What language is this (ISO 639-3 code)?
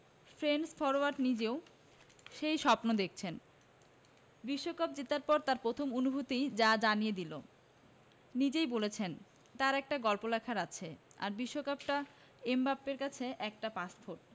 ben